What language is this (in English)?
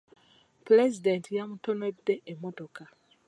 Ganda